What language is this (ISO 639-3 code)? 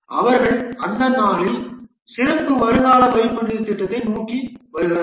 tam